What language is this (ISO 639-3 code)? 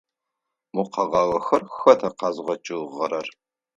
ady